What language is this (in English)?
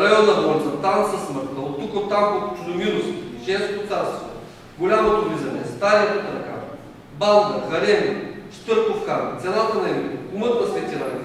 Bulgarian